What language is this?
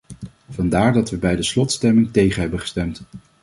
Dutch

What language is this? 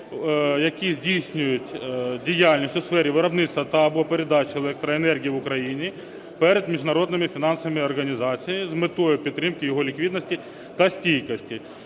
Ukrainian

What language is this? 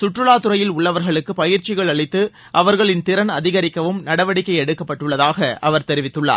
Tamil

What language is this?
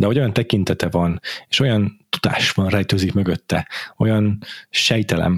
Hungarian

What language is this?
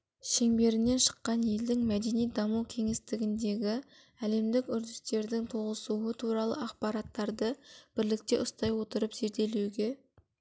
Kazakh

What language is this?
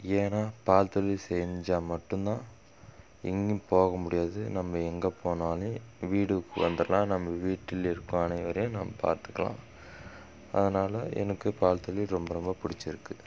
Tamil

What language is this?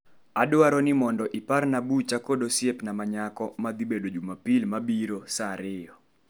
Luo (Kenya and Tanzania)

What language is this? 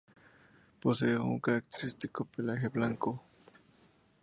Spanish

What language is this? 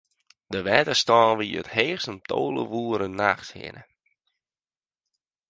Western Frisian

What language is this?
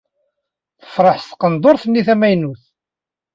Kabyle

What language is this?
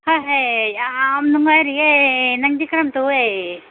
Manipuri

